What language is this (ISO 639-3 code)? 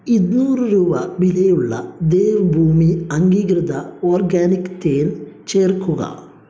mal